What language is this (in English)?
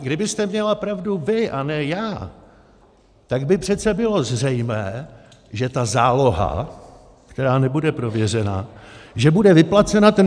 Czech